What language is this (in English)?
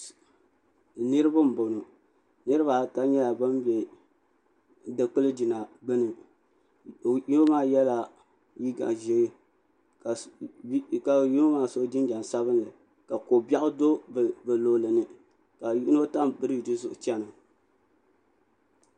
Dagbani